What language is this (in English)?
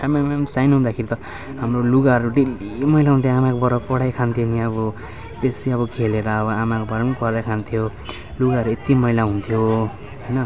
Nepali